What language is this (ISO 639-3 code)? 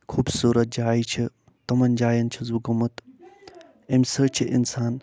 kas